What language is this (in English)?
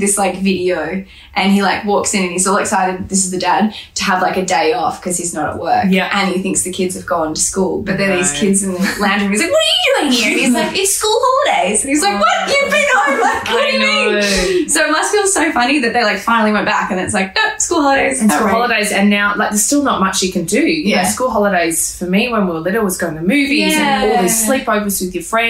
English